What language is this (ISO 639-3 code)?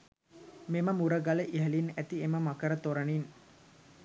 sin